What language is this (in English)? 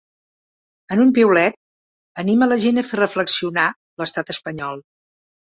Catalan